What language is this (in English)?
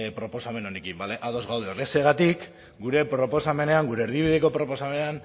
Basque